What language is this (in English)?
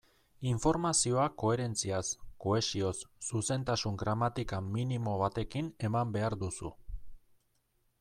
Basque